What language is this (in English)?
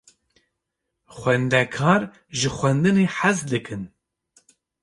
Kurdish